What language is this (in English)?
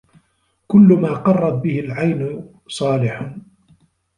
Arabic